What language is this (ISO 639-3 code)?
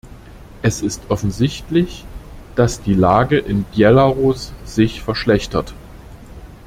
deu